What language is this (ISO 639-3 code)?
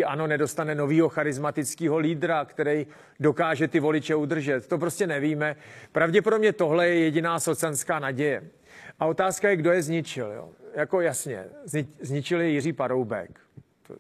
ces